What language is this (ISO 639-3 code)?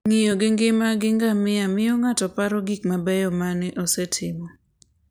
luo